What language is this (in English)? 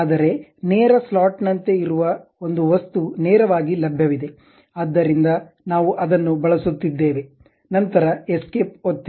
Kannada